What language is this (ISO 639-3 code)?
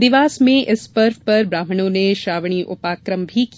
hin